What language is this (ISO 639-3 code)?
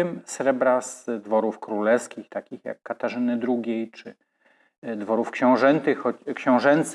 pol